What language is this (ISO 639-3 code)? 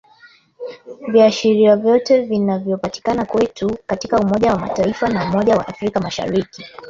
swa